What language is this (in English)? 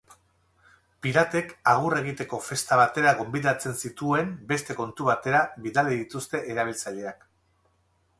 Basque